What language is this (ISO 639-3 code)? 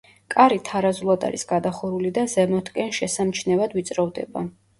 kat